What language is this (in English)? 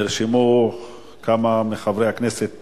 Hebrew